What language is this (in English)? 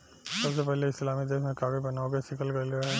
Bhojpuri